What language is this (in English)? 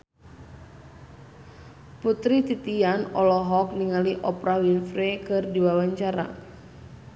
Sundanese